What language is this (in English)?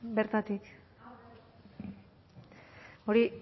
Basque